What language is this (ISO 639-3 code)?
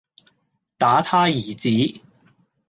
yue